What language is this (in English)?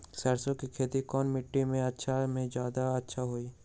Magahi